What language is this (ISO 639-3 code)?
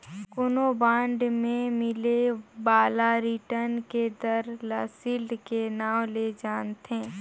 hne